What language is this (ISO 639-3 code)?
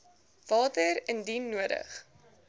afr